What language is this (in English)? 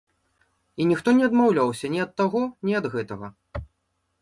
Belarusian